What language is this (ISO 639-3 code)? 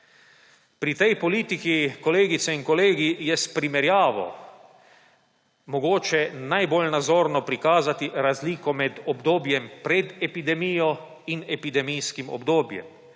slv